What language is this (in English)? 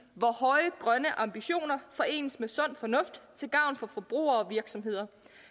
Danish